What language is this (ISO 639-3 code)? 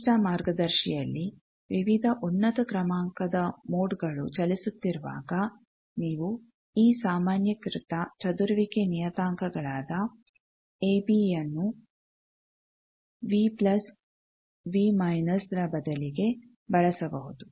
kan